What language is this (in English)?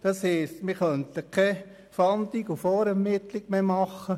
Swiss German